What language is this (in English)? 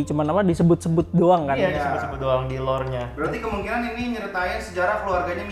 Indonesian